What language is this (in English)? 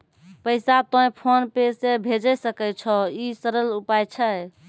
Maithili